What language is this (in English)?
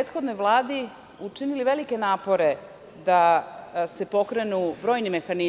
Serbian